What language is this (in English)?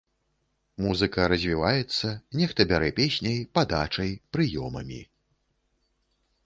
Belarusian